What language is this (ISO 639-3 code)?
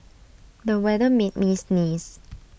eng